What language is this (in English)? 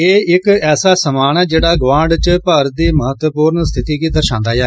Dogri